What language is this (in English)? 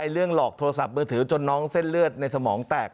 Thai